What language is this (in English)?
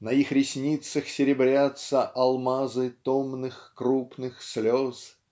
Russian